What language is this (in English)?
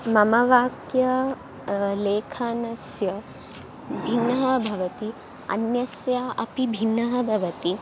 Sanskrit